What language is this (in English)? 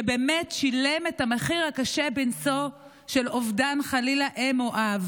Hebrew